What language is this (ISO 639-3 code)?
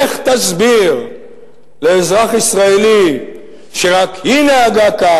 heb